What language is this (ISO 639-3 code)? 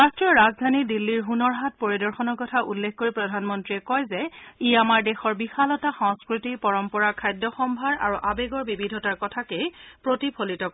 asm